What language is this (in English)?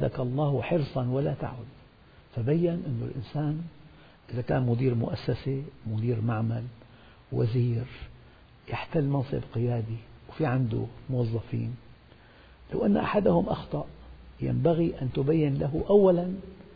Arabic